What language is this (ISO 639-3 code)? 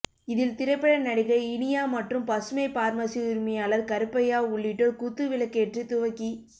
tam